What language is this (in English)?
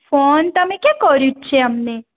Gujarati